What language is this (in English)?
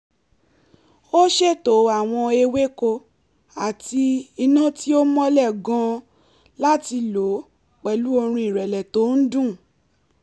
Yoruba